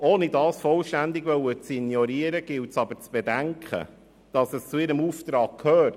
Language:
Swiss German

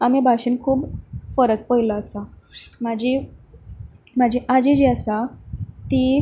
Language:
Konkani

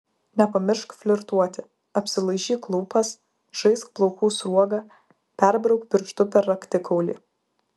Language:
Lithuanian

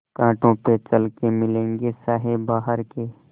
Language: Hindi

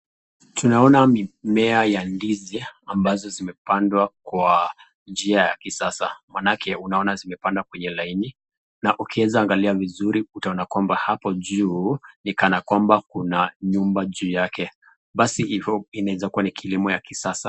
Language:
Swahili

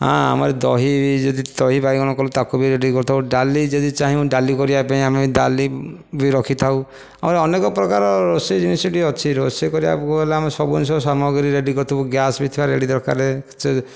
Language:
Odia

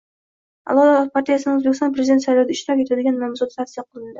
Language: Uzbek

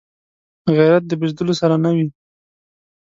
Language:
Pashto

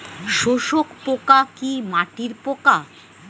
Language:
Bangla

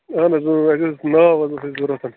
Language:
Kashmiri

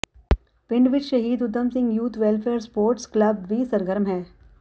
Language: Punjabi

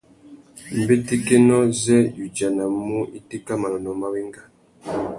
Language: Tuki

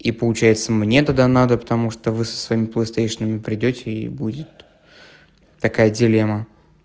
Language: Russian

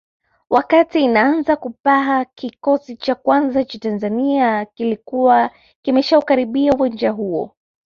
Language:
Swahili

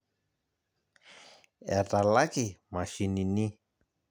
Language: Masai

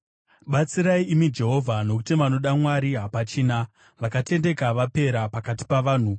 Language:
Shona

